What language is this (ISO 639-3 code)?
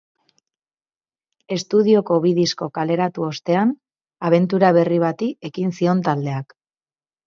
eus